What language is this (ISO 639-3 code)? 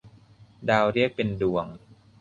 tha